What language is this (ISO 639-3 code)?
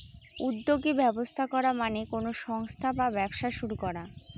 ben